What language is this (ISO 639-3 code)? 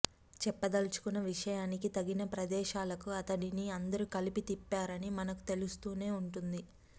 tel